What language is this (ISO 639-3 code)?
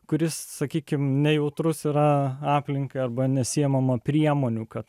lit